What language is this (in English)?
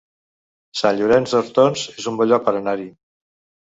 Catalan